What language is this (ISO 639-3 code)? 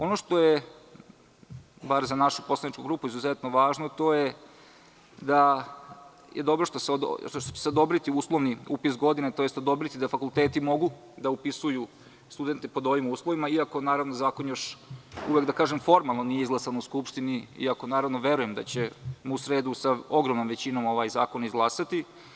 srp